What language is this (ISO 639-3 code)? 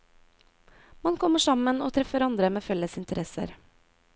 nor